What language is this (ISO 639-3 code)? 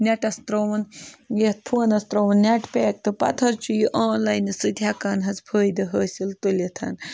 kas